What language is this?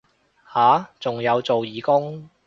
Cantonese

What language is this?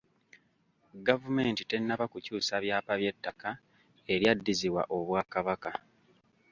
Ganda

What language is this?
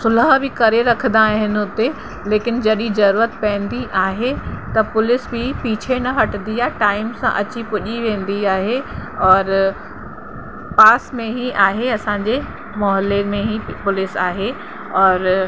Sindhi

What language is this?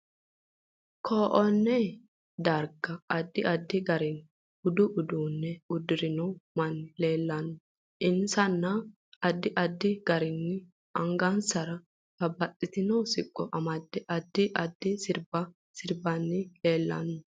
Sidamo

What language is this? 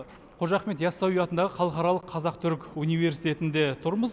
Kazakh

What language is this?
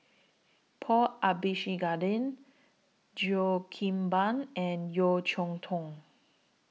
English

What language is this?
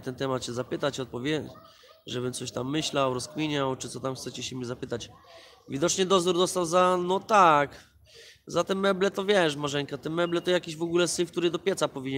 Polish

